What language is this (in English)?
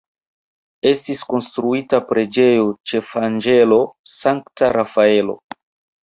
Esperanto